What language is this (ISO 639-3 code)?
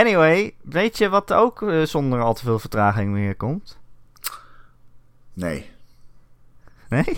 nld